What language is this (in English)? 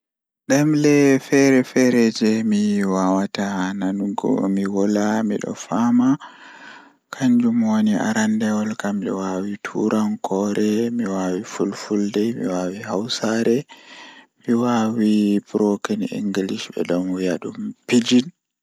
Fula